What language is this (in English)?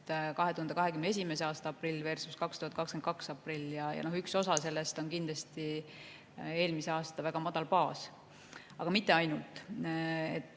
Estonian